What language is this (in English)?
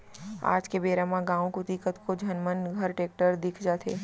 Chhattisgarhi